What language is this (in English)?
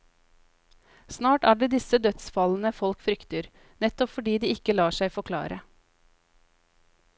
Norwegian